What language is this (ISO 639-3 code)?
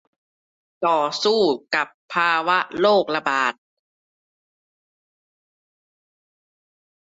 tha